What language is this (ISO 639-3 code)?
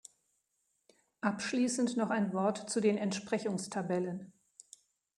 deu